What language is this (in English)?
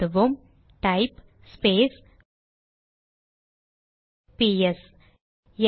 Tamil